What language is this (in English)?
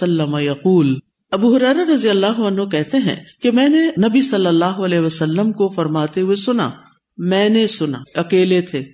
Urdu